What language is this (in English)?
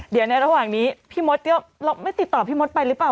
Thai